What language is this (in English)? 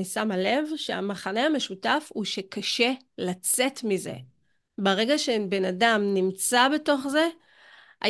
Hebrew